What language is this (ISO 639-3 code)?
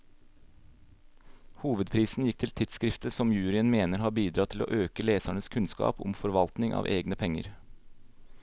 nor